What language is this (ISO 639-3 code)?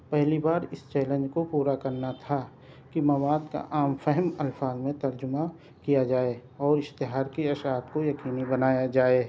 urd